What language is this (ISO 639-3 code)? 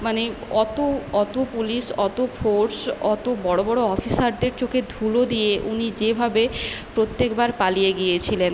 ben